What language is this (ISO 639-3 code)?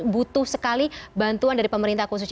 ind